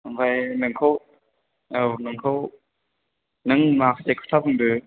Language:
Bodo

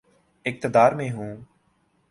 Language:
Urdu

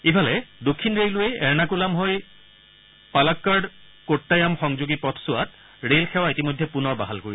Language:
Assamese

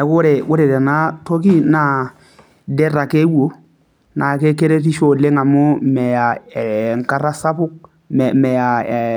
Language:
Masai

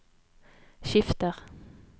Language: Norwegian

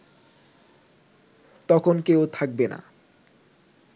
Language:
Bangla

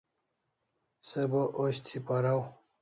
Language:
Kalasha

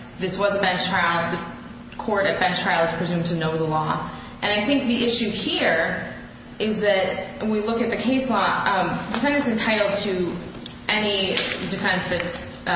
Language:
English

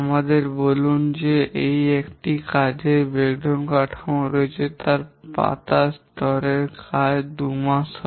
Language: Bangla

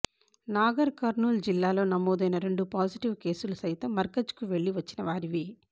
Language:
Telugu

